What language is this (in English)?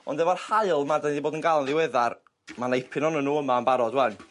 Welsh